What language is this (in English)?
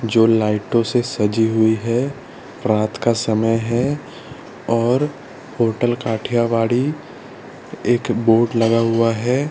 Hindi